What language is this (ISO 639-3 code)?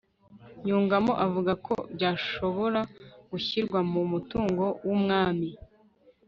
kin